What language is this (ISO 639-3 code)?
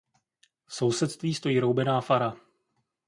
ces